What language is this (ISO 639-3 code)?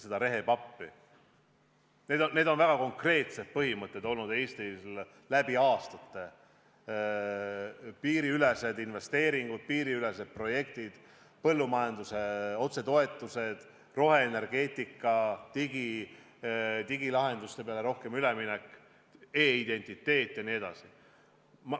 est